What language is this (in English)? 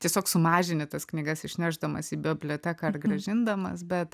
Lithuanian